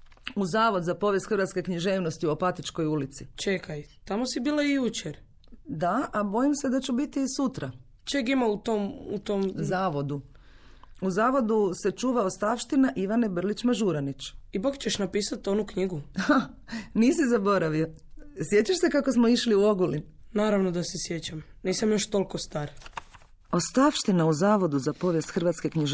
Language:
Croatian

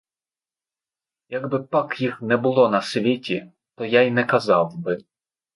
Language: Ukrainian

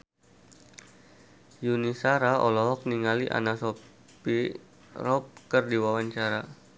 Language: Sundanese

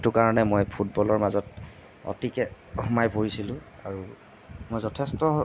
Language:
Assamese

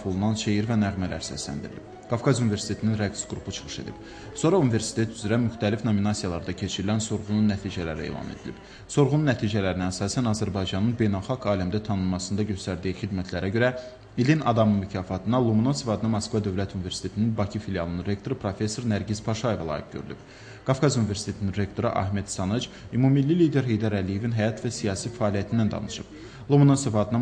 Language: Turkish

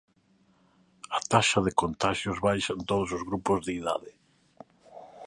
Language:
Galician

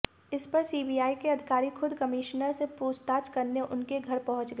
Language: Hindi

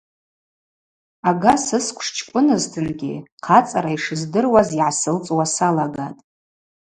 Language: Abaza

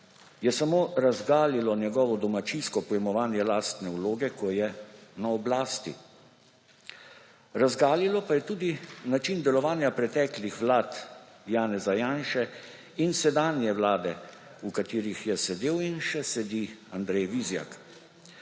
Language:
Slovenian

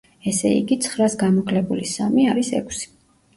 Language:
Georgian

